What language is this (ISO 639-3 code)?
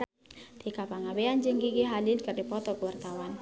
sun